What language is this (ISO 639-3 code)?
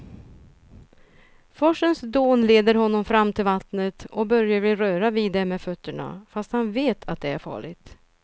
swe